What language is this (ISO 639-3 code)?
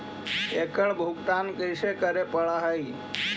mag